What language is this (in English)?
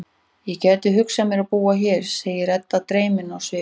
Icelandic